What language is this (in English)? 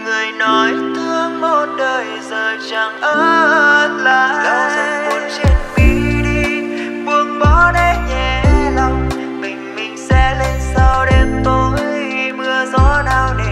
Vietnamese